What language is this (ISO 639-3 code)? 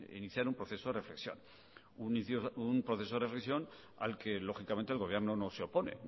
spa